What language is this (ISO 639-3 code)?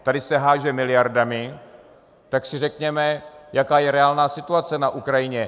ces